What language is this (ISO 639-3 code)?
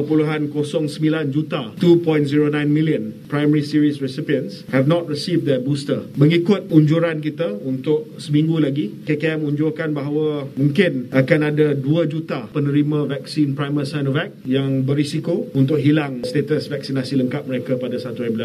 msa